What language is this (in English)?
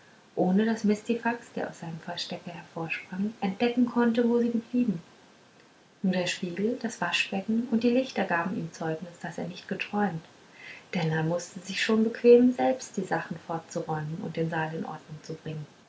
German